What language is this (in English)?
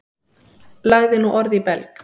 Icelandic